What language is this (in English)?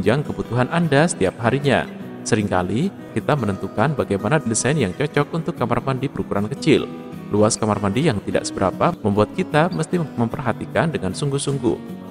Indonesian